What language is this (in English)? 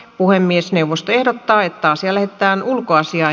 Finnish